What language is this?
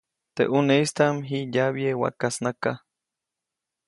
Copainalá Zoque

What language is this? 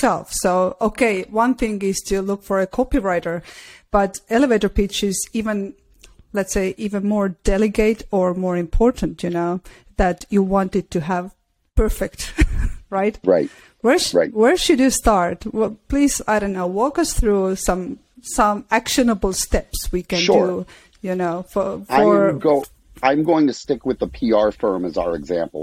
English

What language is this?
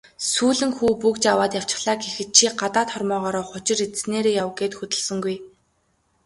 Mongolian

